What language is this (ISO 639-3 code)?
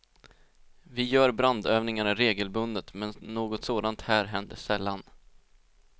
swe